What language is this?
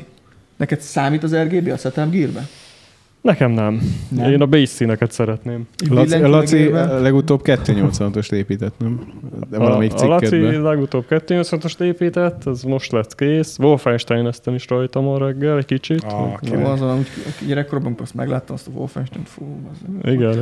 Hungarian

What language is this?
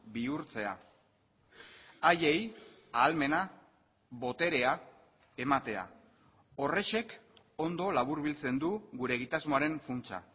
Basque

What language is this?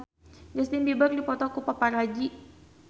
Sundanese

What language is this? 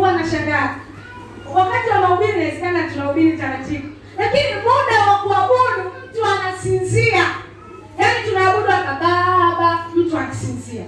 Swahili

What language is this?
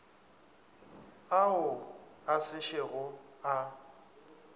Northern Sotho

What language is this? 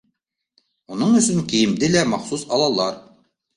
Bashkir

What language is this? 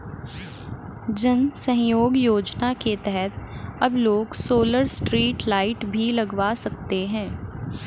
Hindi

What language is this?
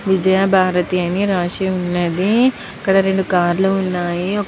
Telugu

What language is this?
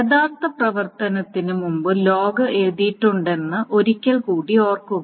Malayalam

